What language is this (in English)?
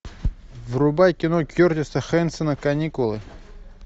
Russian